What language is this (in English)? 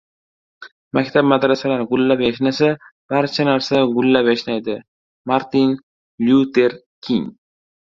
Uzbek